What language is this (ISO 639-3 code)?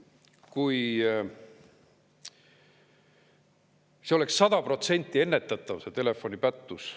est